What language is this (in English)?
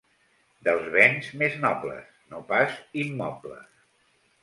Catalan